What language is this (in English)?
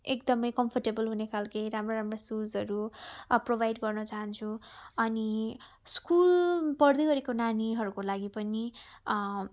Nepali